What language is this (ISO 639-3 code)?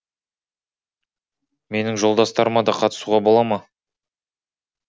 kaz